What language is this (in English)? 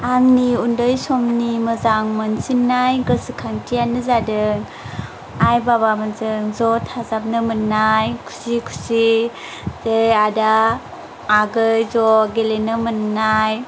Bodo